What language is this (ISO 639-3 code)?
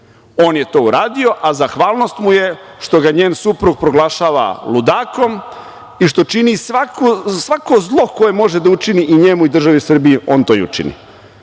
srp